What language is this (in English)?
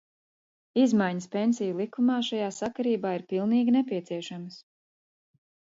Latvian